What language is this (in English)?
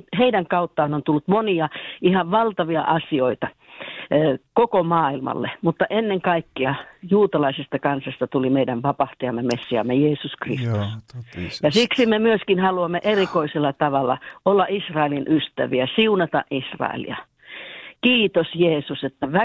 Finnish